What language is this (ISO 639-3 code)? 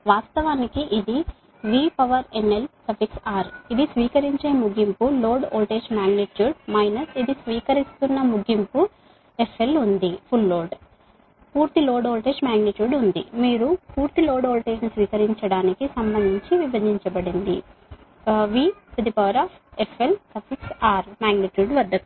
tel